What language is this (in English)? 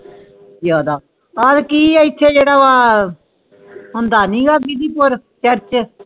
Punjabi